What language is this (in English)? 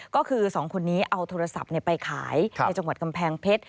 Thai